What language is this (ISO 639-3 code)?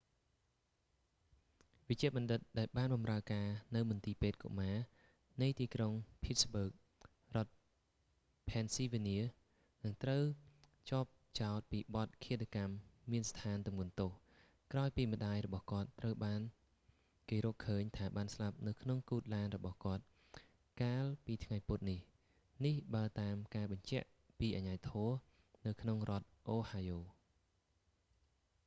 khm